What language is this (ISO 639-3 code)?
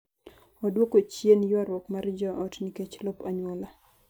luo